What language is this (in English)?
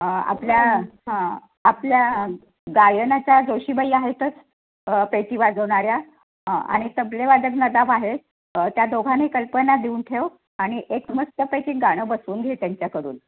Marathi